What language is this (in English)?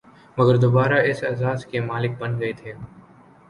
Urdu